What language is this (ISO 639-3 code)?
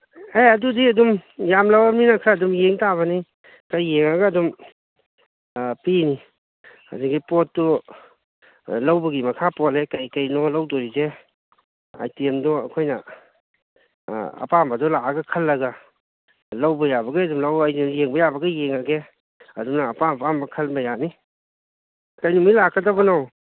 mni